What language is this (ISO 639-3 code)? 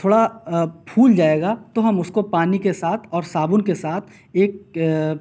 urd